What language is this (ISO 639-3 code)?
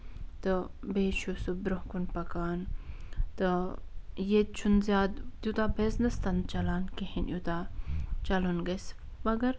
kas